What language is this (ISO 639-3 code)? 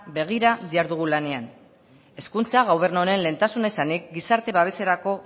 eus